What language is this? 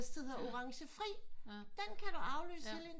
Danish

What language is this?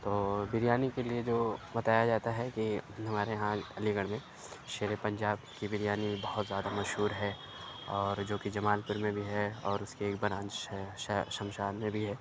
Urdu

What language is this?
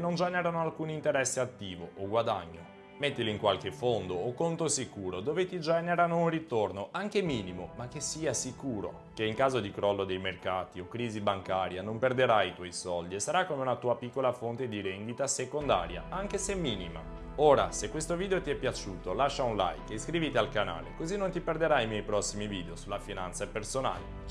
Italian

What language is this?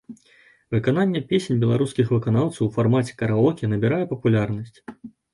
Belarusian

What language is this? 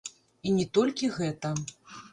Belarusian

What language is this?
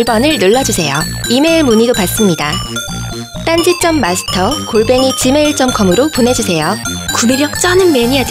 Korean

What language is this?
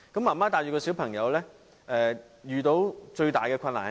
Cantonese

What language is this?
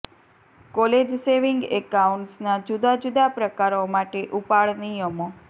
Gujarati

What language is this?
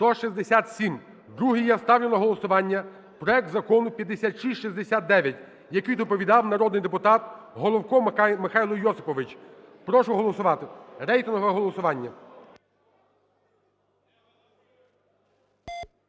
Ukrainian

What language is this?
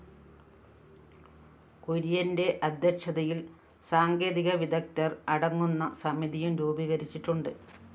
Malayalam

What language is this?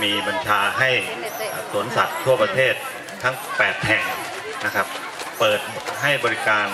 Thai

